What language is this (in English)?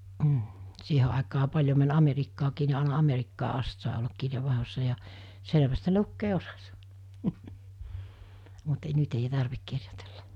Finnish